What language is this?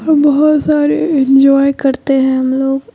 Urdu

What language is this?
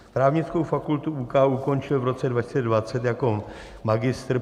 Czech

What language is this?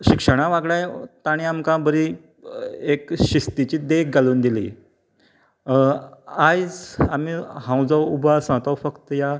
Konkani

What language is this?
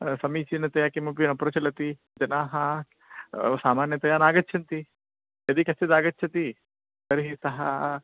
Sanskrit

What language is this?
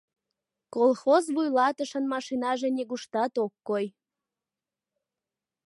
Mari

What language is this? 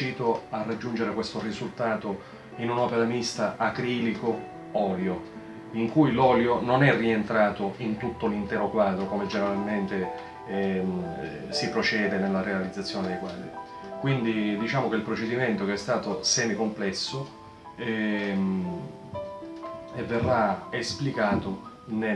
Italian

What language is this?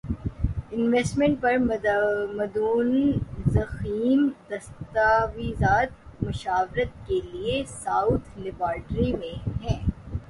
Urdu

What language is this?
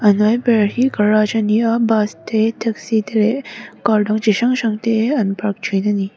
Mizo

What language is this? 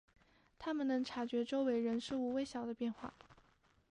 Chinese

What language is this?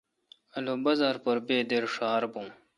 Kalkoti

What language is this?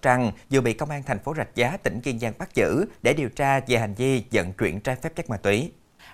Vietnamese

